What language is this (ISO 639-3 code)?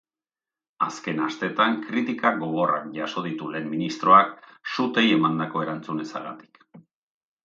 eus